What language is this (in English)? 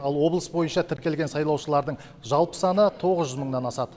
Kazakh